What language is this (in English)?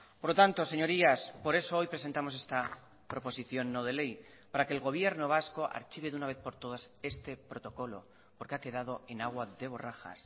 Spanish